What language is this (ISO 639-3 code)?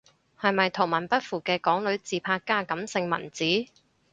yue